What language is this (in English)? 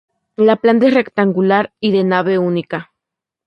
Spanish